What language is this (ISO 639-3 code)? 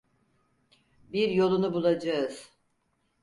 tur